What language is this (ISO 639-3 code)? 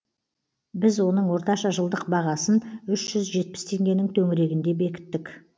kaz